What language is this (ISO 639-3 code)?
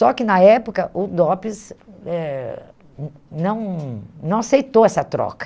por